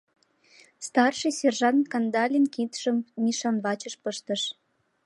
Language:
Mari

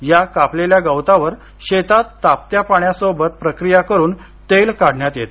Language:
Marathi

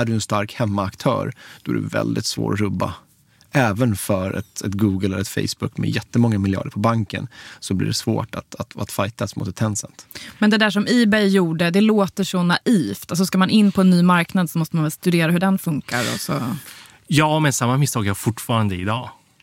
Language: Swedish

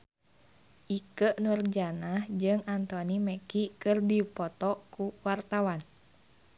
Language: Sundanese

